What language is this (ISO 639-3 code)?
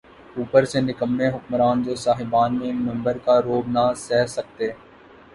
urd